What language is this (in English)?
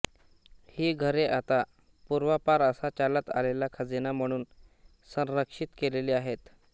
Marathi